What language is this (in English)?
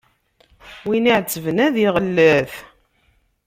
Kabyle